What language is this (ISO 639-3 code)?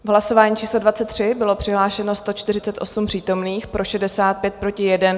ces